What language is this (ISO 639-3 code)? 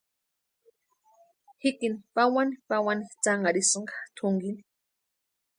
pua